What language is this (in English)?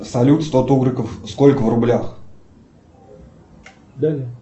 Russian